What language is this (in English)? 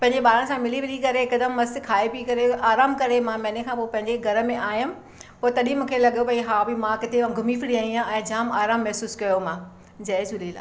Sindhi